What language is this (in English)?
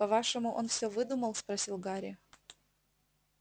Russian